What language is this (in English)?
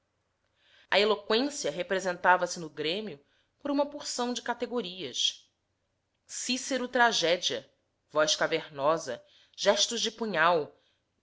Portuguese